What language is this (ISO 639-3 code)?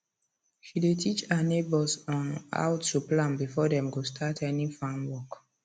pcm